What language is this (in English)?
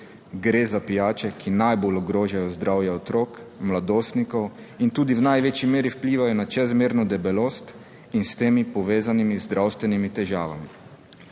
Slovenian